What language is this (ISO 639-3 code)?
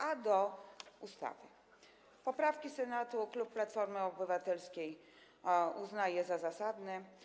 pol